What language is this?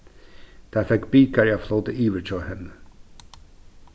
Faroese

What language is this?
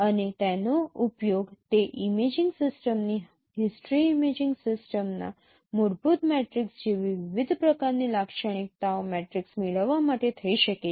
Gujarati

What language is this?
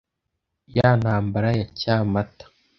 Kinyarwanda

